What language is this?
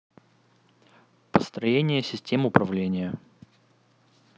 Russian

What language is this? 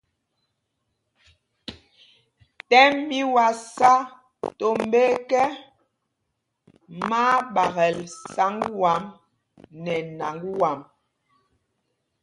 Mpumpong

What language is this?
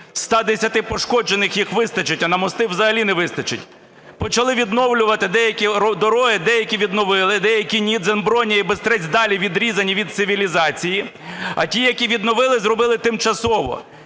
Ukrainian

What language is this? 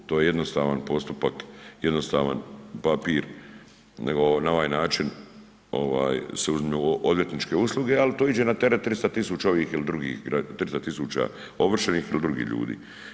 Croatian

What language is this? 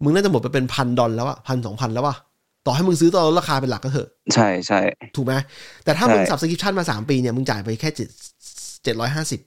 Thai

